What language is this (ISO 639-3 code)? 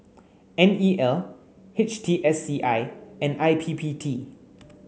eng